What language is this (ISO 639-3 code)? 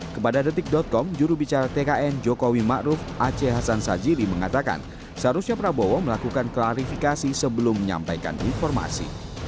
ind